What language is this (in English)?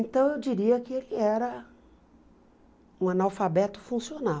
Portuguese